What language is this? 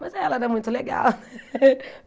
Portuguese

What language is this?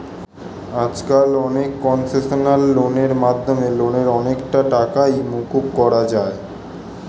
Bangla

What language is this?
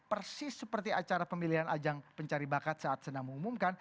Indonesian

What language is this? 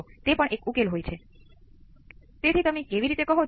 Gujarati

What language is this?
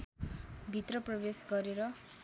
Nepali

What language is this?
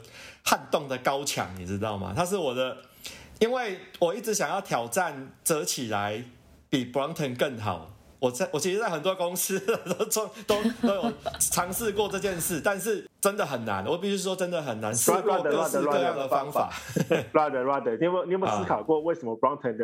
Chinese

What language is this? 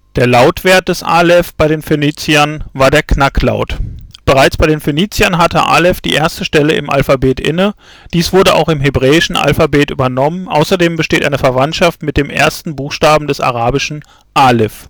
German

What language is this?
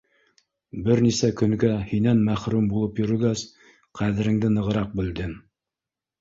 Bashkir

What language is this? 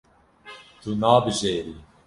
Kurdish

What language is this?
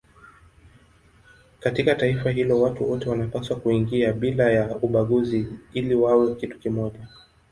Swahili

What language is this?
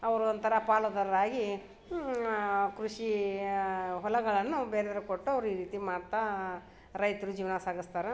Kannada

